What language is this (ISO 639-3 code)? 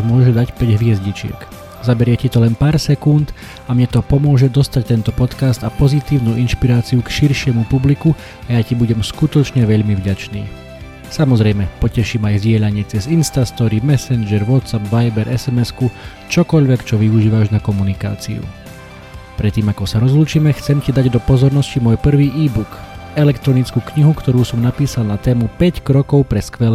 slk